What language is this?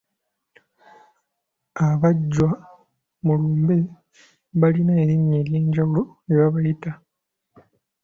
Ganda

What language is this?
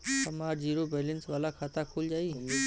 Bhojpuri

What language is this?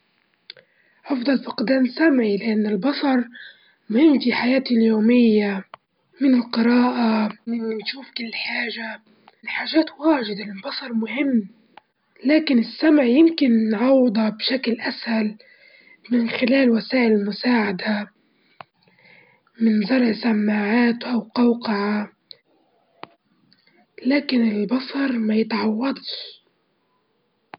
Libyan Arabic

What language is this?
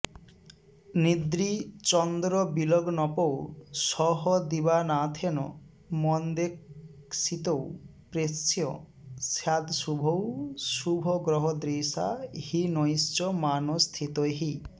Sanskrit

